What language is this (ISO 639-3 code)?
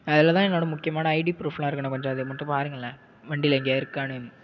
tam